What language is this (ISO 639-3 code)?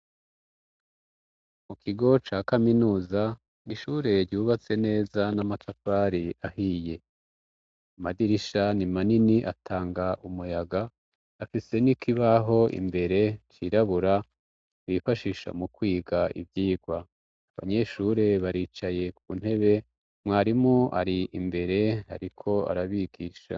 run